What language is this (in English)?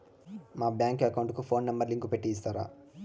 Telugu